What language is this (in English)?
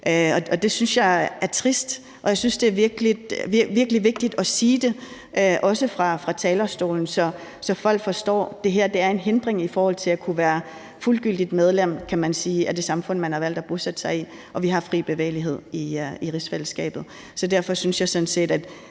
Danish